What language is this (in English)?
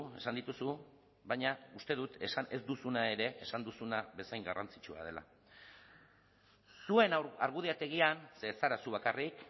Basque